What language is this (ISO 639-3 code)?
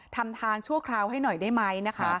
tha